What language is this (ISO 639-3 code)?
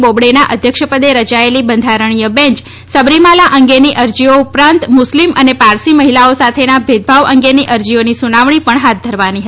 guj